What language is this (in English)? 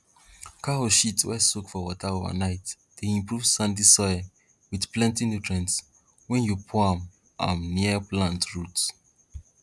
Nigerian Pidgin